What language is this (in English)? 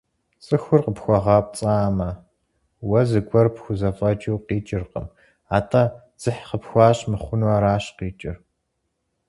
Kabardian